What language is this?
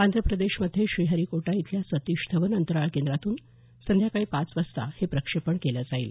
Marathi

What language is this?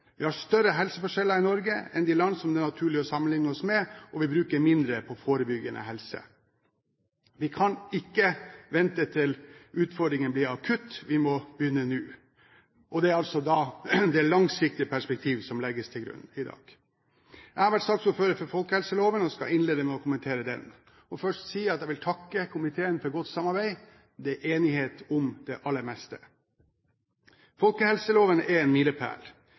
Norwegian Bokmål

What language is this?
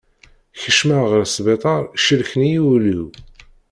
Kabyle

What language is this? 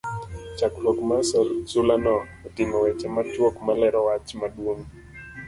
Luo (Kenya and Tanzania)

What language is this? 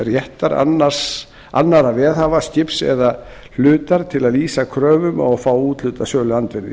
Icelandic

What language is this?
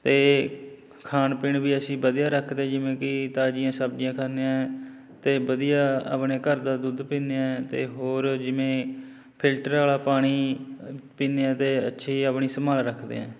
Punjabi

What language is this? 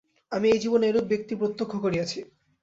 Bangla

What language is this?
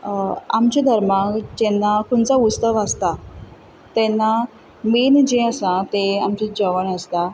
Konkani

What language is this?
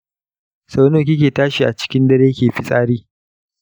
Hausa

